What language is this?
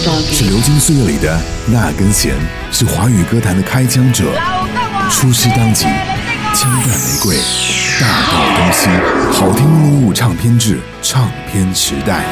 Chinese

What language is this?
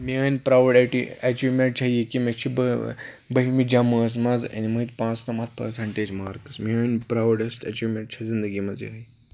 Kashmiri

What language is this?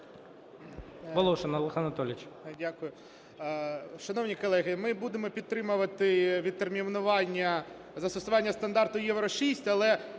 Ukrainian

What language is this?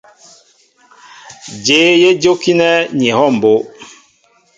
Mbo (Cameroon)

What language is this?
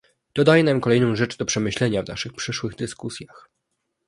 Polish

